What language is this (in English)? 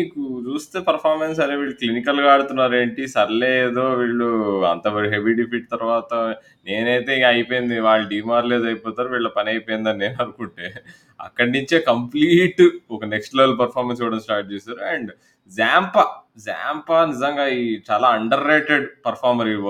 Telugu